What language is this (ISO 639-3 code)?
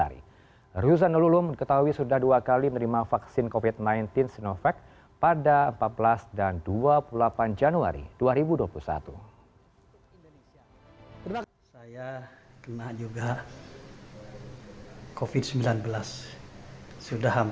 ind